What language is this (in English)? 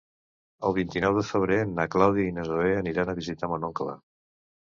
Catalan